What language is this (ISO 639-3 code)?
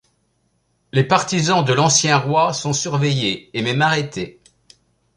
fra